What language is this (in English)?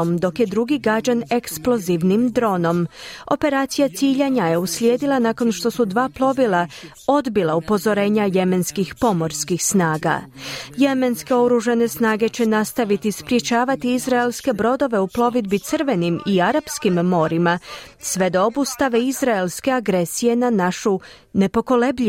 Croatian